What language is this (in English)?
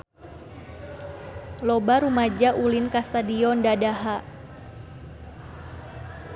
Sundanese